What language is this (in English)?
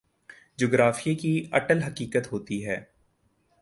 Urdu